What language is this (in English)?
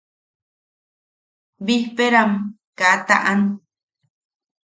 Yaqui